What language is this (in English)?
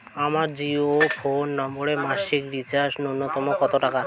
Bangla